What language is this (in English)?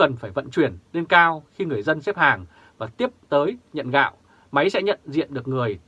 Vietnamese